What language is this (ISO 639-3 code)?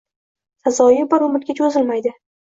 uzb